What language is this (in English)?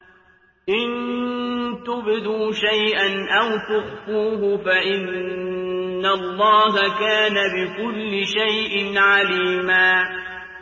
Arabic